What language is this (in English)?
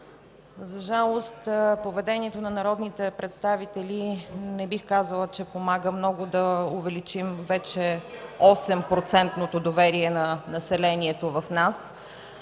Bulgarian